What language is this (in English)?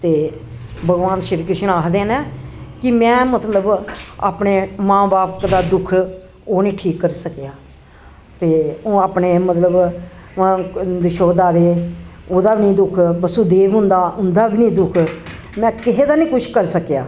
Dogri